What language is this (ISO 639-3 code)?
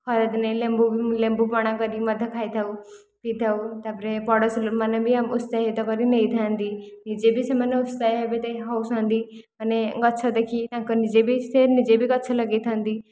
ori